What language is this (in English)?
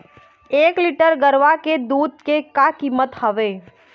Chhattisgarhi